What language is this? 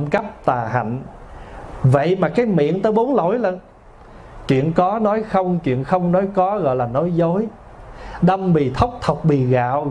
Vietnamese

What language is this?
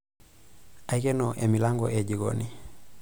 Masai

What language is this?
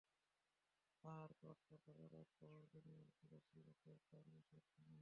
Bangla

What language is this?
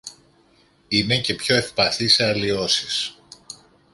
Greek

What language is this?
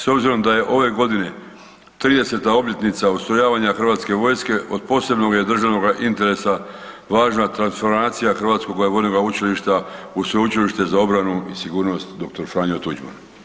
Croatian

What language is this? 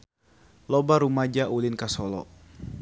Sundanese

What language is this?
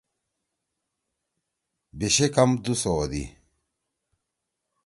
Torwali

